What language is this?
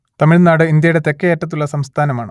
Malayalam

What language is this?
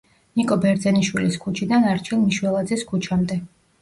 Georgian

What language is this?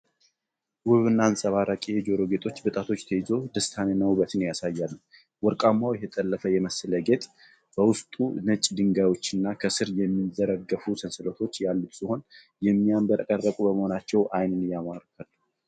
Amharic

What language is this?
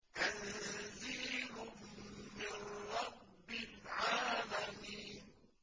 Arabic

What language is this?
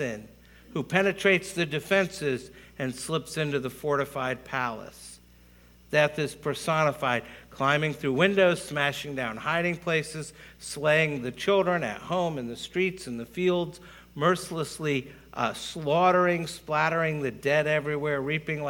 English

